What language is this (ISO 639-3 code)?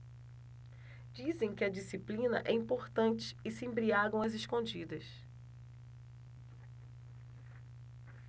por